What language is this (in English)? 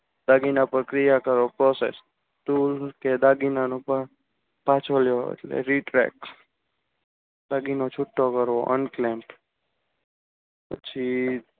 Gujarati